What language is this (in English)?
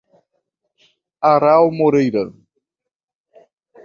Portuguese